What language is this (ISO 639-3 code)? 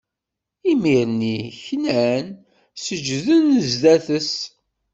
kab